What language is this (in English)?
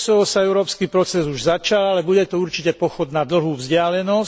Slovak